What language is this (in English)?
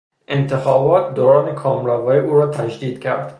Persian